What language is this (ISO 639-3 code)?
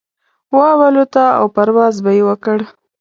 pus